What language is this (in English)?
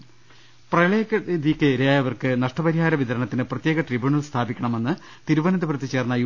Malayalam